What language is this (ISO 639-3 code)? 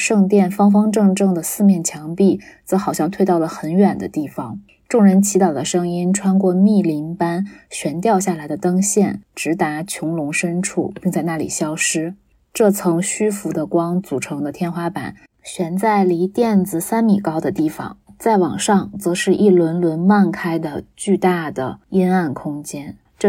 zho